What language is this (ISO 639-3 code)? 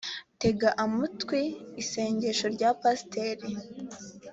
kin